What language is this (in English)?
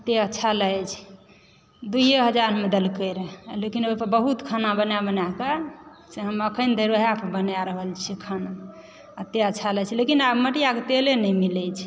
Maithili